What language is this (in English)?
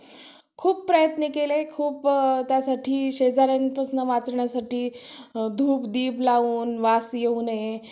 Marathi